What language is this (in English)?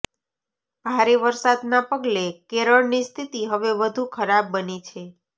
Gujarati